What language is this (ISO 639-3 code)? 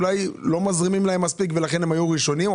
heb